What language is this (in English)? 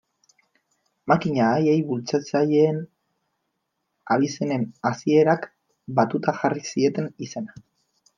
Basque